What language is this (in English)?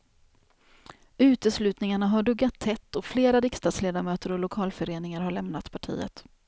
Swedish